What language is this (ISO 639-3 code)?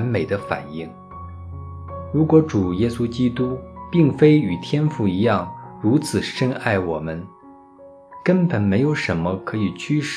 zho